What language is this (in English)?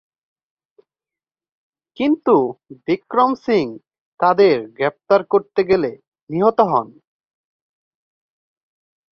Bangla